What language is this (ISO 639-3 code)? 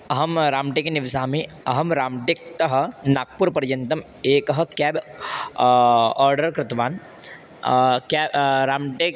san